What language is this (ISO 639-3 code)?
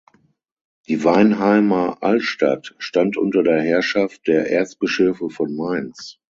deu